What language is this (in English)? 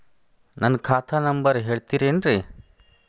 Kannada